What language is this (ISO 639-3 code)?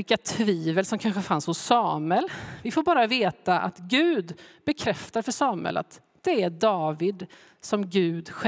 swe